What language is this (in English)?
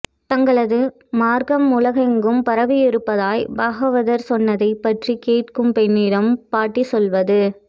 Tamil